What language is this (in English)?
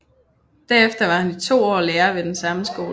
Danish